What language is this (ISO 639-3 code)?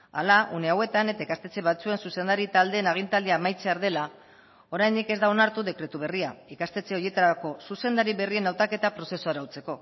eus